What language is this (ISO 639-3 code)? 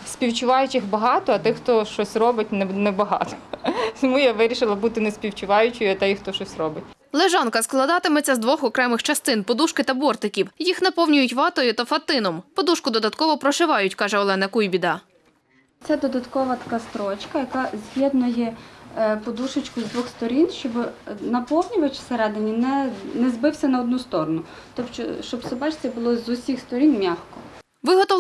ukr